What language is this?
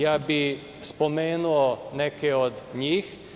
Serbian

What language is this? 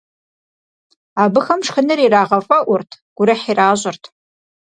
Kabardian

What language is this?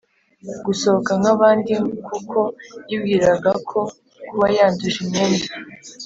Kinyarwanda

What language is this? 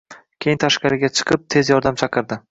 Uzbek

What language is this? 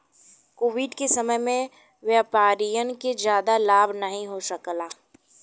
Bhojpuri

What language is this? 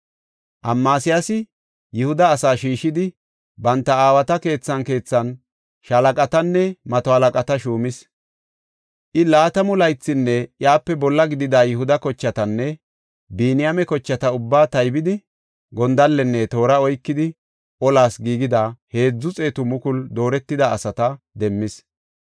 Gofa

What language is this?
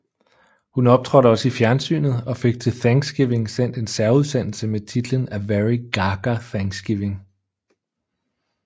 Danish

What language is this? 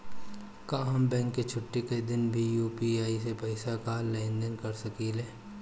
Bhojpuri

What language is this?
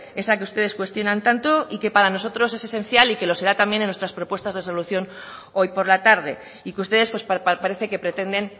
Spanish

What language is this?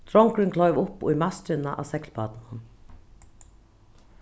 Faroese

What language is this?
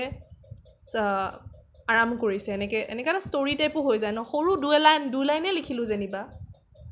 Assamese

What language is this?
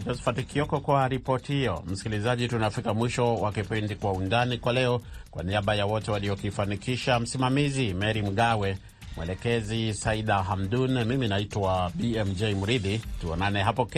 Swahili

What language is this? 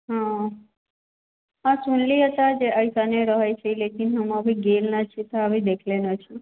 Maithili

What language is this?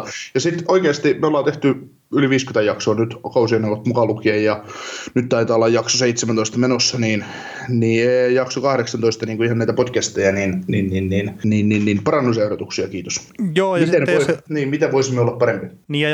Finnish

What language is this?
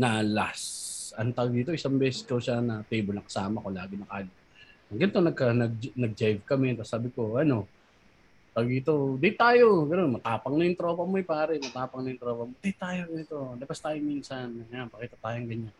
Filipino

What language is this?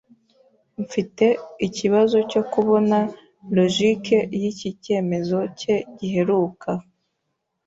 Kinyarwanda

